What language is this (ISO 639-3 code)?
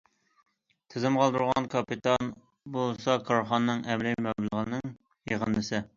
uig